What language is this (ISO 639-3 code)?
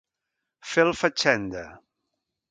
cat